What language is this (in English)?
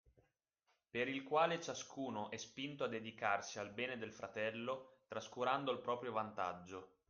Italian